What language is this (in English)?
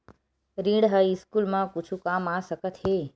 Chhattisgarhi